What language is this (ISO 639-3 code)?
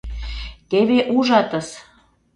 chm